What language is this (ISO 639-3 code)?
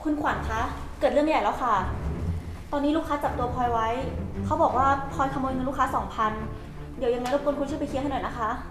tha